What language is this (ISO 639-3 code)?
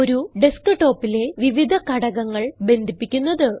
mal